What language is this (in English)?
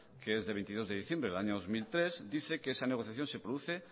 Spanish